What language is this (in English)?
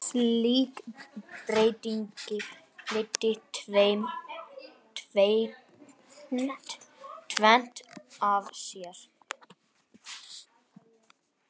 Icelandic